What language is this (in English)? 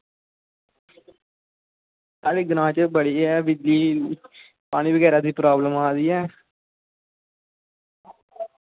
Dogri